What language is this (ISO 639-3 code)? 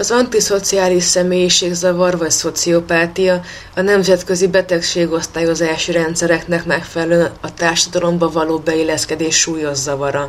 hun